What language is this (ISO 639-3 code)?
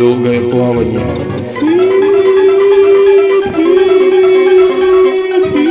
rus